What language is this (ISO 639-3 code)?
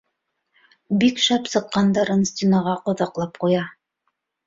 bak